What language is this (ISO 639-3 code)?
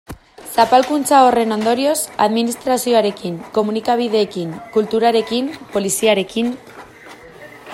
eus